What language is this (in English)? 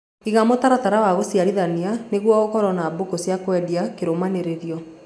Kikuyu